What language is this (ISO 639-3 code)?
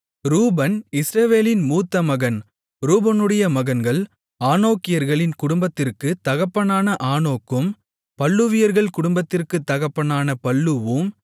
tam